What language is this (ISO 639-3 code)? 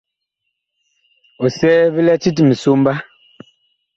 bkh